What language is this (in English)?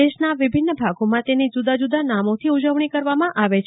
Gujarati